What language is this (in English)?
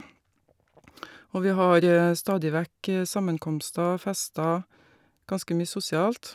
Norwegian